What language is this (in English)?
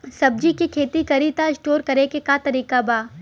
Bhojpuri